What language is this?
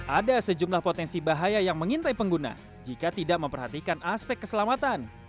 Indonesian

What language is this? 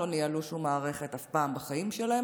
Hebrew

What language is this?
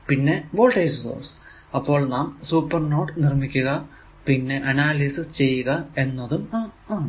Malayalam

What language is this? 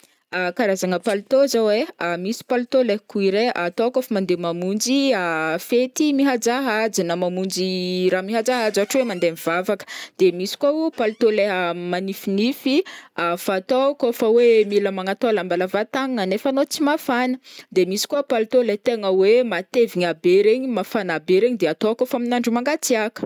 Northern Betsimisaraka Malagasy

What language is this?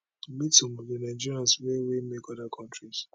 Nigerian Pidgin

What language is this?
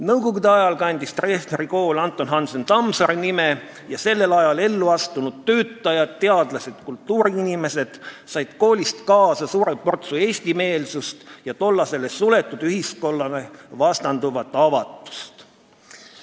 Estonian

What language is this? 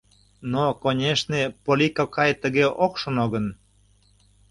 Mari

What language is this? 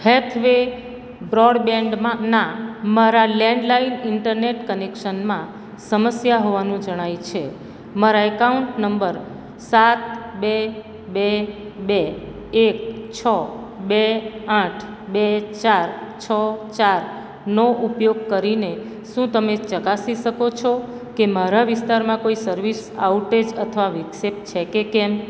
Gujarati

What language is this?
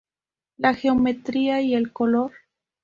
Spanish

